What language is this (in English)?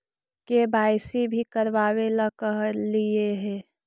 Magahi